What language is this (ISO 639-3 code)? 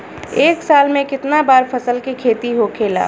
bho